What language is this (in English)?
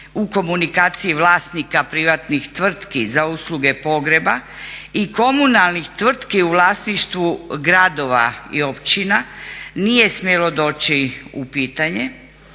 Croatian